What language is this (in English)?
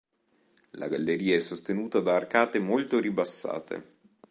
Italian